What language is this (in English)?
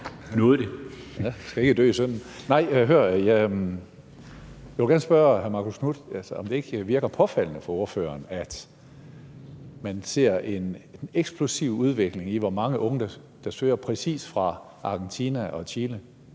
Danish